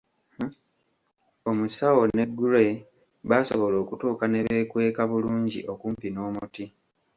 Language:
Ganda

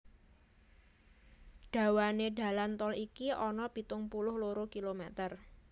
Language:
Javanese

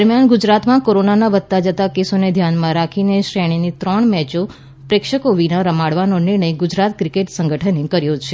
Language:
Gujarati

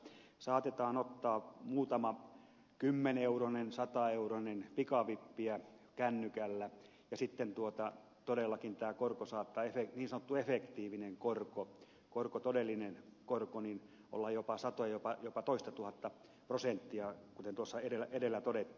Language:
Finnish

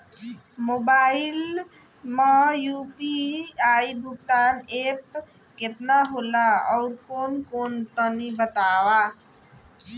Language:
Bhojpuri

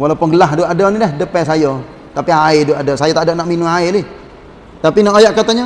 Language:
Malay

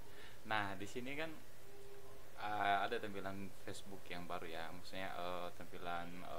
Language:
Indonesian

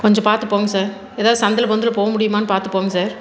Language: Tamil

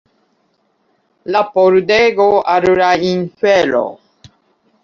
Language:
Esperanto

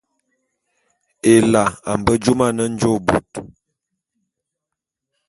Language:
Bulu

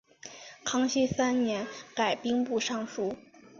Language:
Chinese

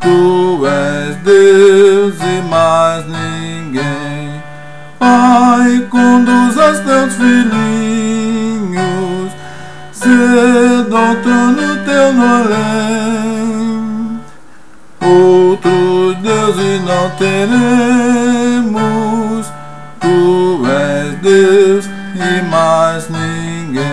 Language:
Portuguese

